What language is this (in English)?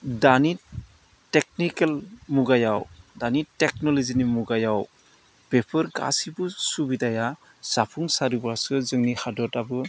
Bodo